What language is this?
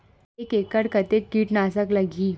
Chhattisgarhi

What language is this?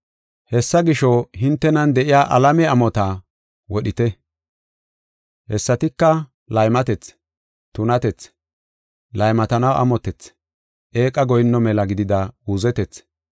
Gofa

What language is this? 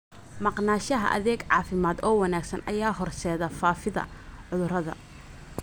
Somali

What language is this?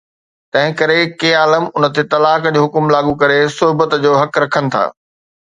Sindhi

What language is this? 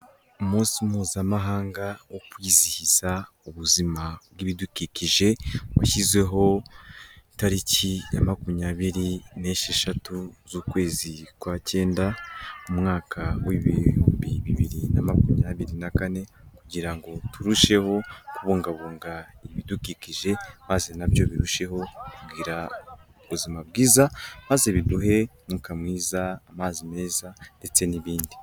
Kinyarwanda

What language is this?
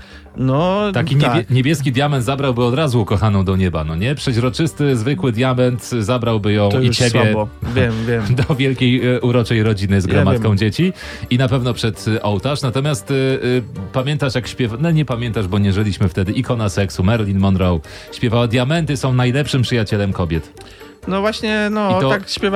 Polish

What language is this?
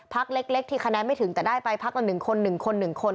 Thai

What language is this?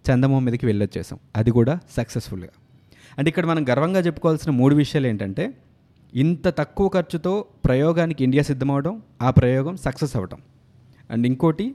Telugu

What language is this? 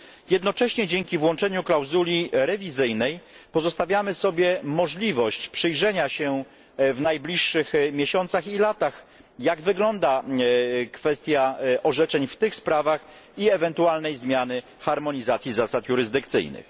Polish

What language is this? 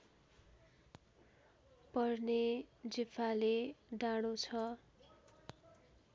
Nepali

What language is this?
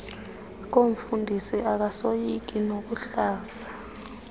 Xhosa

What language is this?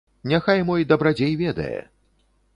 Belarusian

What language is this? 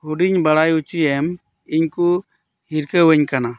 Santali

